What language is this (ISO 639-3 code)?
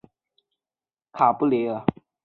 zho